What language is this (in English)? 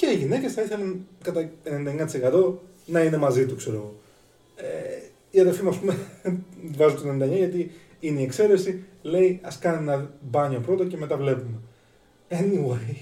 Greek